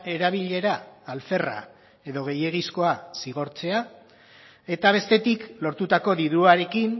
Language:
Basque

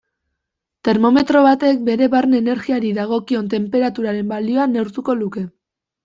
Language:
Basque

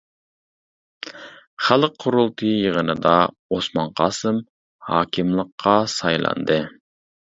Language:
Uyghur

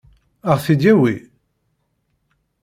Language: Kabyle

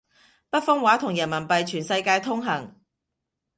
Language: Cantonese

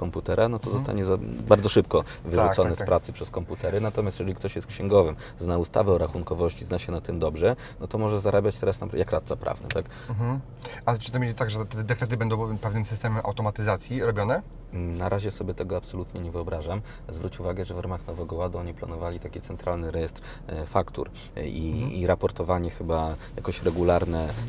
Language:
Polish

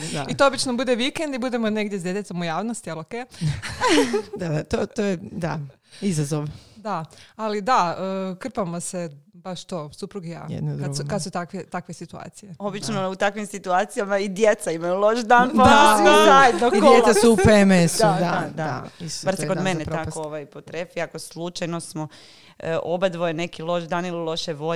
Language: Croatian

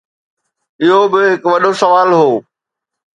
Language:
Sindhi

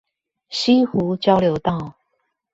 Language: Chinese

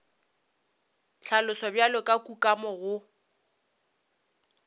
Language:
Northern Sotho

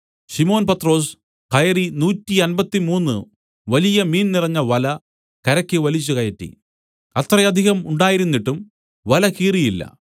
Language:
Malayalam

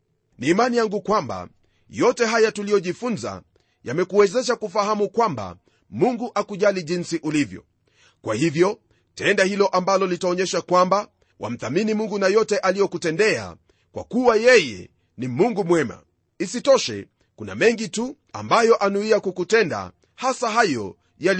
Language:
Swahili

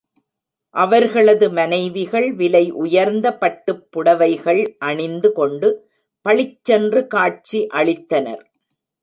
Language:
Tamil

